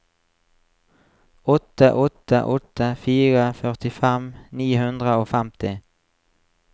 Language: Norwegian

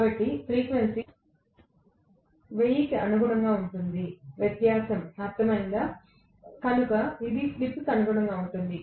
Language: Telugu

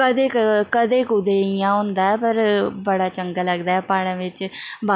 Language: Dogri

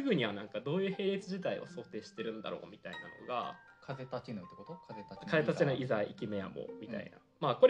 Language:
Japanese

